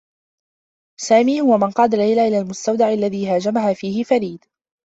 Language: Arabic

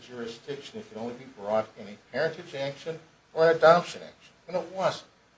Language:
English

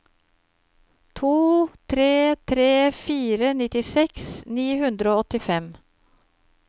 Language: Norwegian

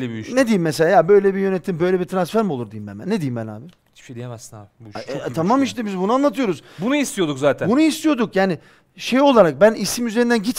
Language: Turkish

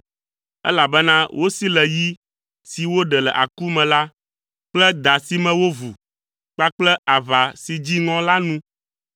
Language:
Ewe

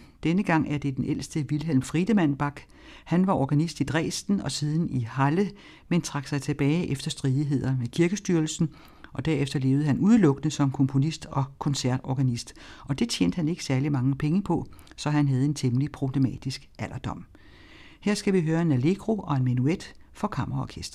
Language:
Danish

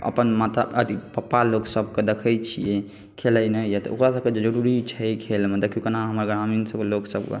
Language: Maithili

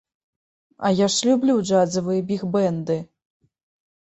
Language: Belarusian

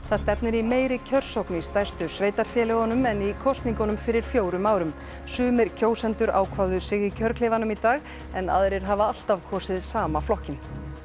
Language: Icelandic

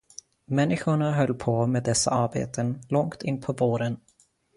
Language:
Swedish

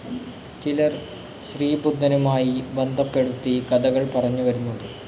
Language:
Malayalam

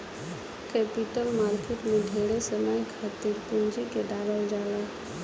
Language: Bhojpuri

